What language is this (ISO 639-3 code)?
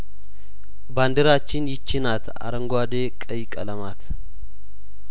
amh